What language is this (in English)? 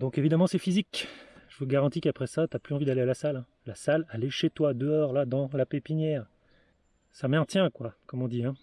French